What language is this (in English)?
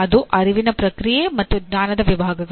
Kannada